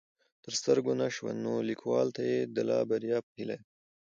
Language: Pashto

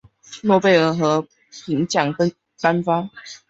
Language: Chinese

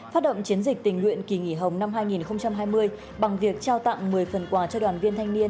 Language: Vietnamese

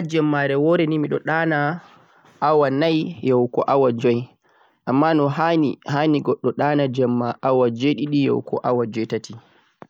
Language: Central-Eastern Niger Fulfulde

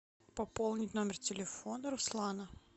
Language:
Russian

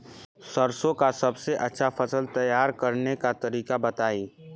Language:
Bhojpuri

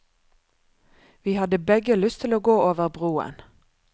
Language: Norwegian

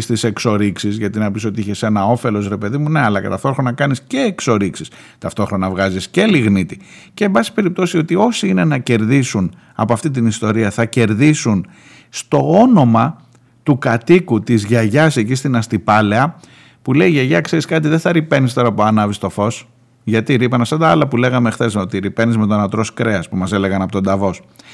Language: Greek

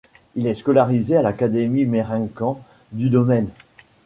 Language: French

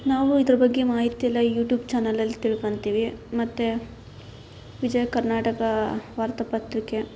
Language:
Kannada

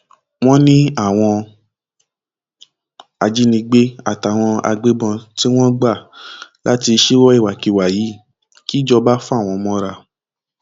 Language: Yoruba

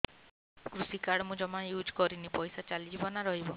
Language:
Odia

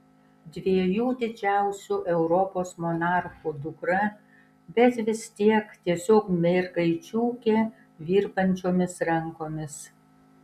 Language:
Lithuanian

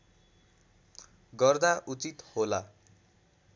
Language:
Nepali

